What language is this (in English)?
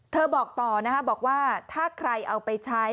Thai